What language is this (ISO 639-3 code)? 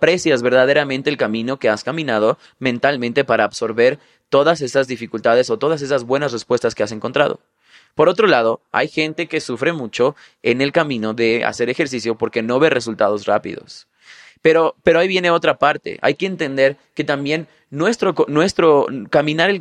spa